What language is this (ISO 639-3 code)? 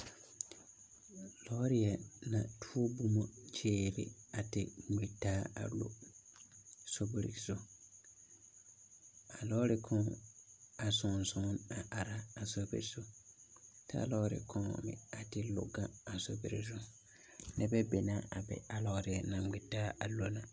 dga